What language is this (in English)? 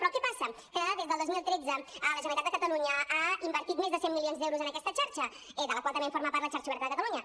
Catalan